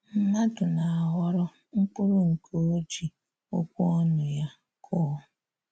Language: Igbo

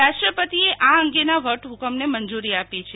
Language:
Gujarati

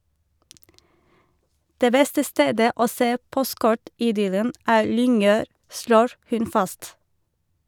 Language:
Norwegian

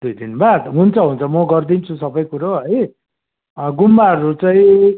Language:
Nepali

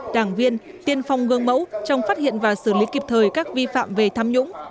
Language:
Vietnamese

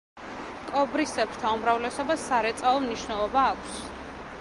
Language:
Georgian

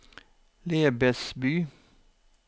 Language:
Norwegian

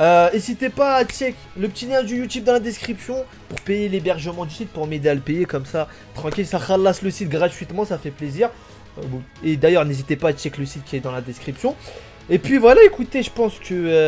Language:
French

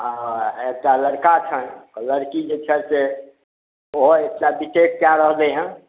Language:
Maithili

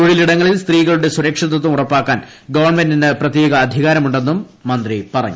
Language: Malayalam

